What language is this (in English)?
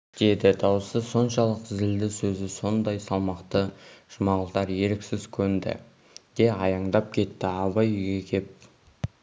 Kazakh